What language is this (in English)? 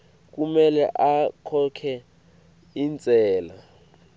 Swati